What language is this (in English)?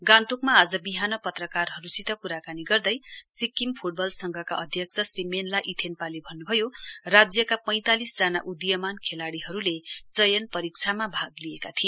Nepali